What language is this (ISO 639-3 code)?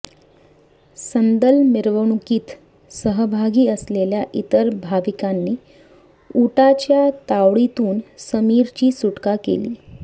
mar